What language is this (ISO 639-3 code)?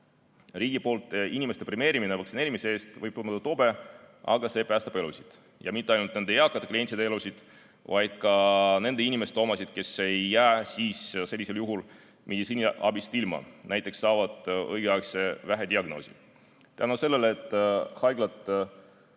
est